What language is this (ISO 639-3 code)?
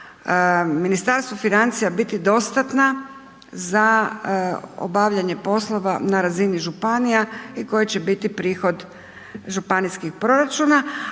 hrv